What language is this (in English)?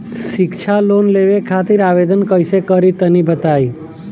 Bhojpuri